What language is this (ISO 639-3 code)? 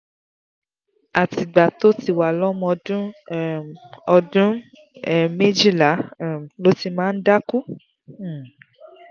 yor